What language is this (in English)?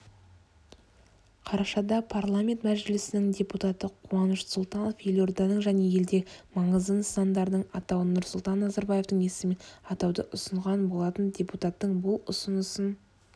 Kazakh